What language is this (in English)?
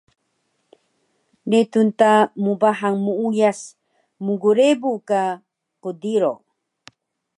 Taroko